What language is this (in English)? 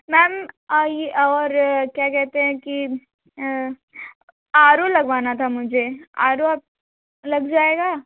Hindi